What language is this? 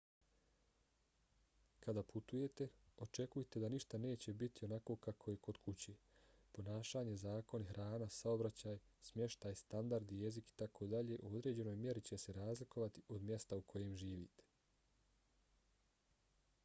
Bosnian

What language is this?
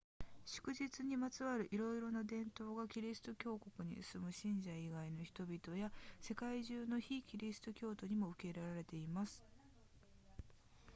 Japanese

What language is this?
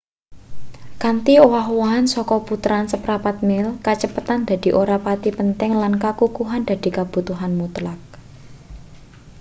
Javanese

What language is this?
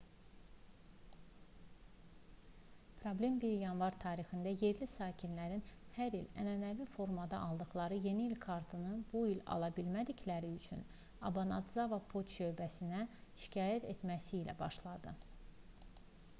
Azerbaijani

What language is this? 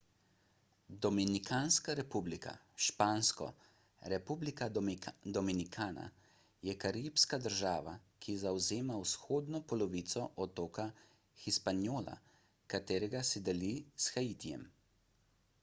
Slovenian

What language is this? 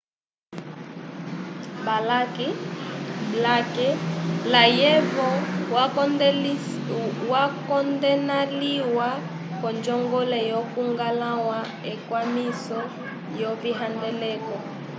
Umbundu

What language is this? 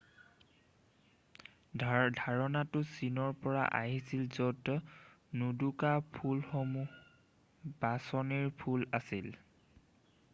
Assamese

